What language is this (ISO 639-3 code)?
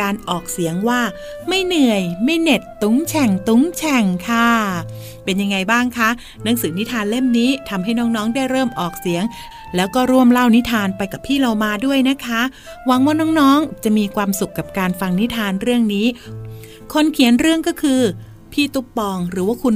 tha